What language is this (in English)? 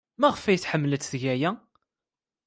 Kabyle